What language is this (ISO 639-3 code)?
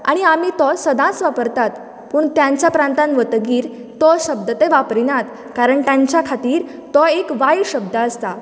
kok